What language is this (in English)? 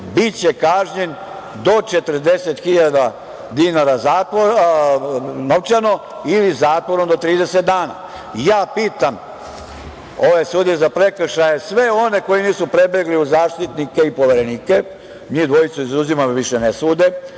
Serbian